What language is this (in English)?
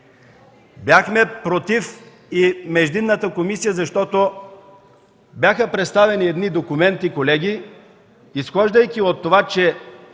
Bulgarian